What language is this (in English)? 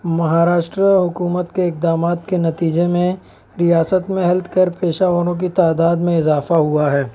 Urdu